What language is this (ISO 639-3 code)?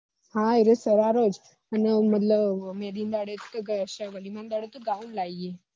guj